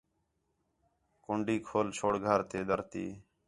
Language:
Khetrani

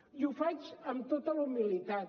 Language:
Catalan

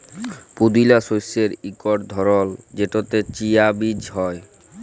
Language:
Bangla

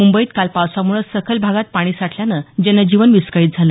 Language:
Marathi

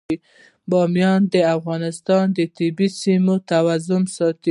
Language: Pashto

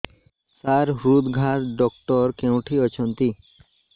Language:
Odia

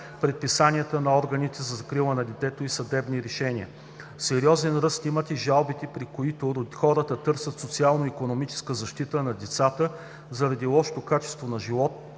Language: Bulgarian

